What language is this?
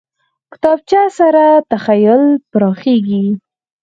Pashto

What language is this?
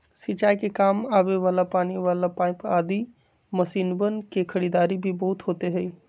Magahi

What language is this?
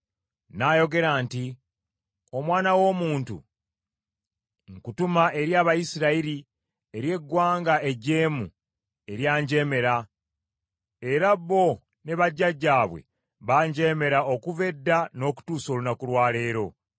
Ganda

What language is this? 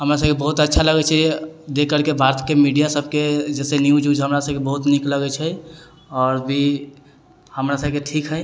Maithili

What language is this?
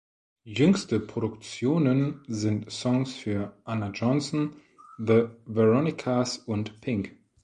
German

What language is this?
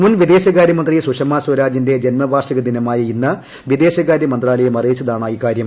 Malayalam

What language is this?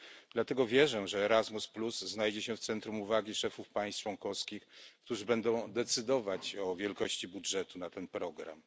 Polish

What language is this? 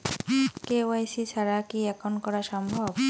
Bangla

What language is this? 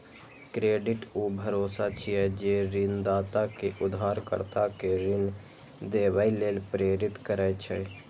Maithili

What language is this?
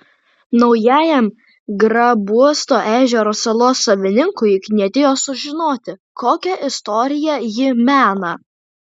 Lithuanian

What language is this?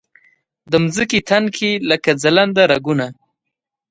Pashto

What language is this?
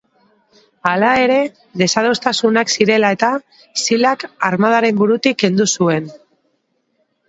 Basque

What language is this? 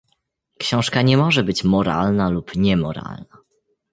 Polish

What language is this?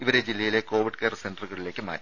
Malayalam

